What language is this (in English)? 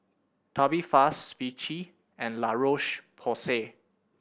English